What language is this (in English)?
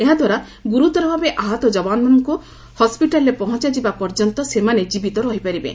Odia